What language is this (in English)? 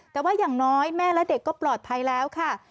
Thai